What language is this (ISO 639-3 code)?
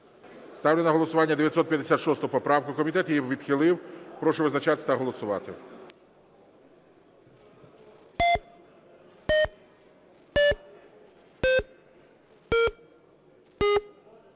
ukr